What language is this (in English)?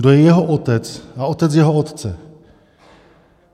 Czech